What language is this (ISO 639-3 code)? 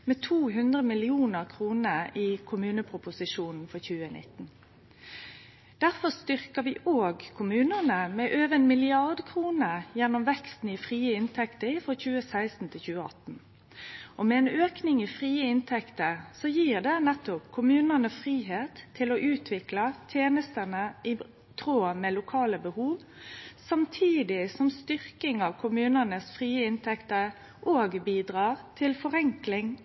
nno